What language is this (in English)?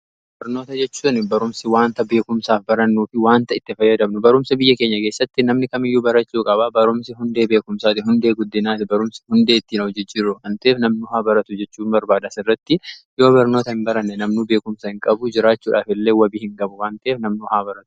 Oromo